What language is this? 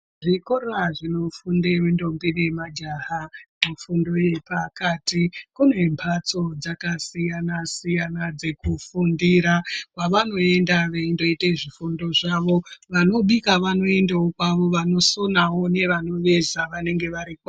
Ndau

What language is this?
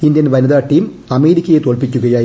Malayalam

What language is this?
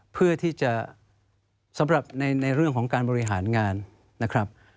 Thai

